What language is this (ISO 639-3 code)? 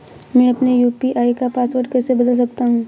hin